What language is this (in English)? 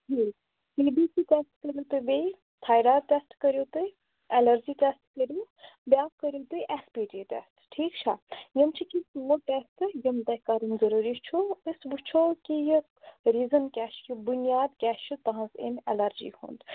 Kashmiri